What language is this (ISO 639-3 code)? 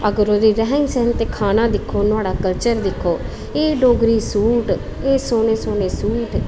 doi